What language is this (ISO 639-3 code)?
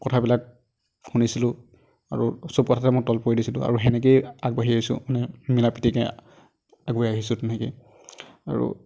asm